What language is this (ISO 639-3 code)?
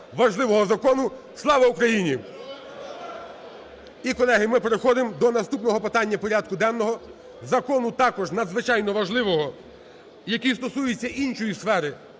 ukr